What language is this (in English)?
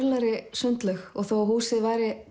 Icelandic